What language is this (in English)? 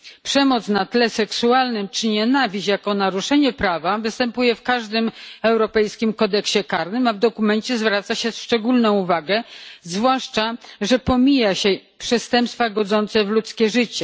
Polish